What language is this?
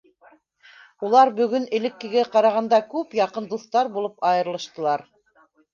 Bashkir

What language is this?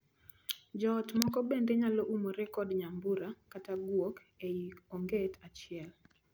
Luo (Kenya and Tanzania)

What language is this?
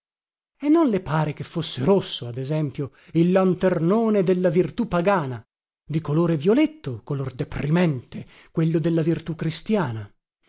Italian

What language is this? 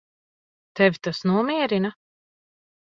Latvian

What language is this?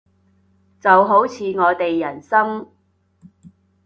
Cantonese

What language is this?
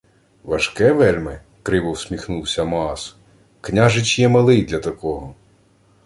Ukrainian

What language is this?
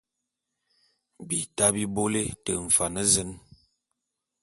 Bulu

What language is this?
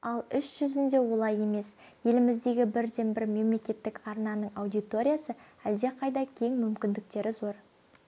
Kazakh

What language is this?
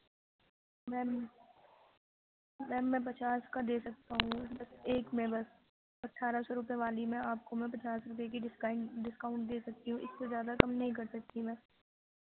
Urdu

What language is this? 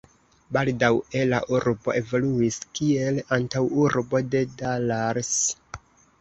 Esperanto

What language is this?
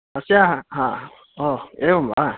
Sanskrit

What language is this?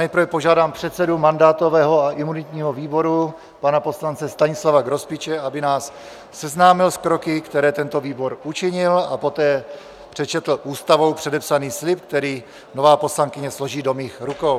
Czech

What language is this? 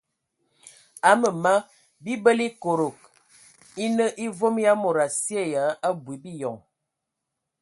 Ewondo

